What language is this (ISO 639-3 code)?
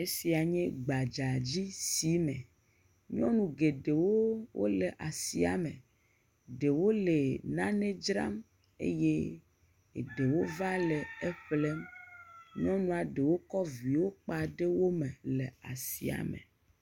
ewe